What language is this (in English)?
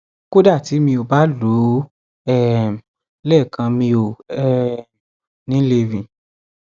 Yoruba